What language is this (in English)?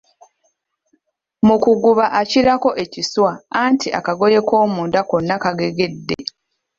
Ganda